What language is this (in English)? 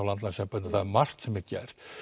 Icelandic